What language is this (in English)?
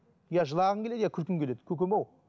Kazakh